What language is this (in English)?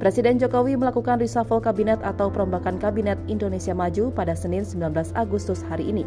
Indonesian